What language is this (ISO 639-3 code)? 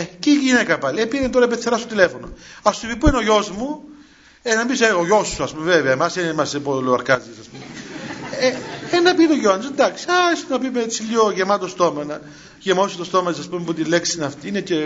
ell